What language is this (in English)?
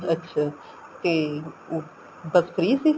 Punjabi